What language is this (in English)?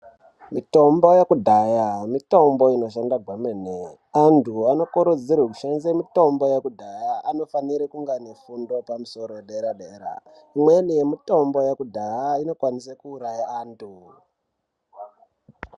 Ndau